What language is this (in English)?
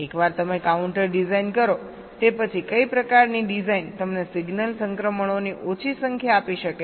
Gujarati